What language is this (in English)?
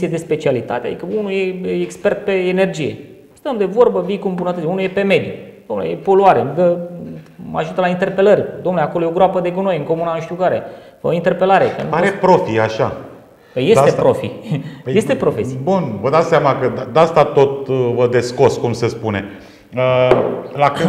Romanian